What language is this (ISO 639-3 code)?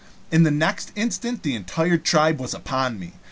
eng